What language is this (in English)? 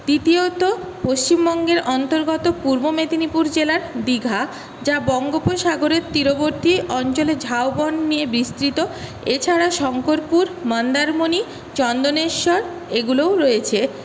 Bangla